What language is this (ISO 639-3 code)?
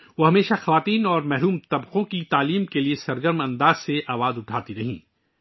urd